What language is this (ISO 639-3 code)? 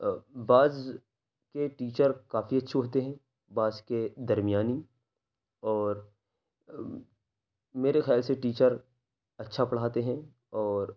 urd